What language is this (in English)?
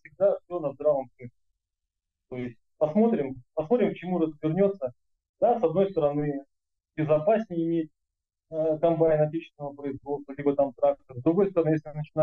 Russian